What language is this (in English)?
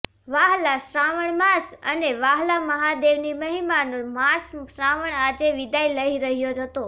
Gujarati